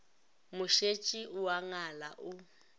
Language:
Northern Sotho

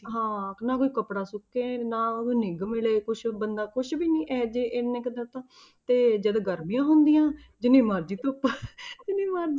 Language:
Punjabi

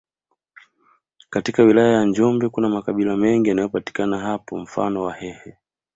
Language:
Swahili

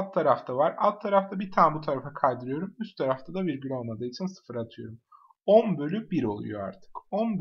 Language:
Turkish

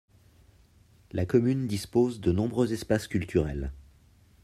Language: French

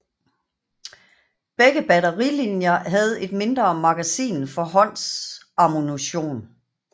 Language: Danish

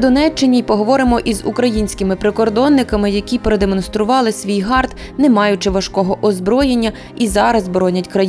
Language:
Ukrainian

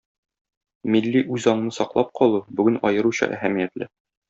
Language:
Tatar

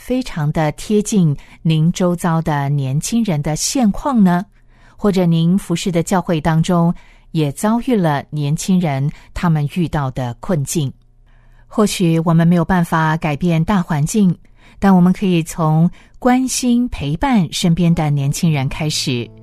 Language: Chinese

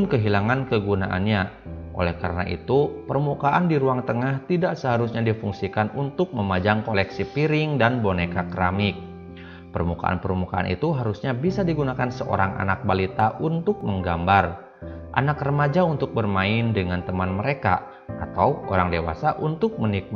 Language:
Indonesian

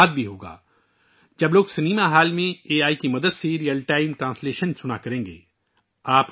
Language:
Urdu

